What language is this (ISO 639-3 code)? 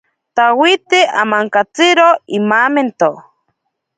prq